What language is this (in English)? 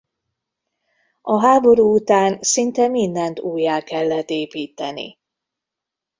Hungarian